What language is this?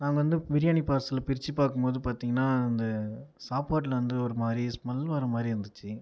Tamil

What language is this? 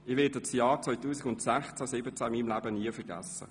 Swiss German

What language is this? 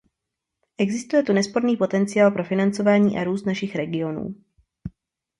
Czech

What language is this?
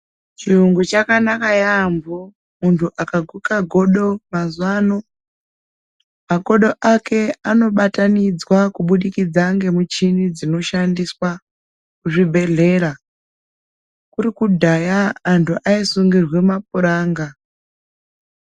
Ndau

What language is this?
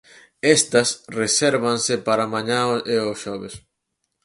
Galician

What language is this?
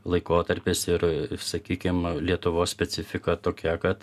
Lithuanian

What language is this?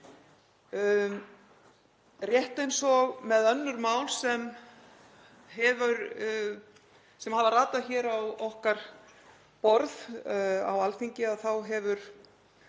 Icelandic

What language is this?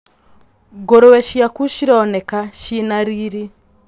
Kikuyu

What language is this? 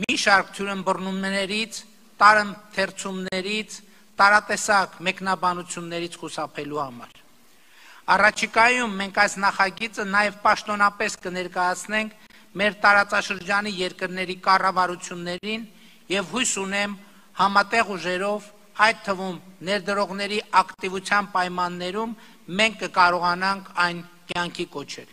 Romanian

